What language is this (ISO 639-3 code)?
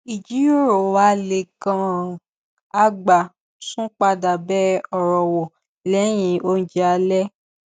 yor